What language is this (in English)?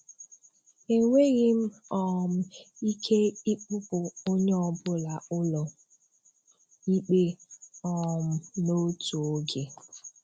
Igbo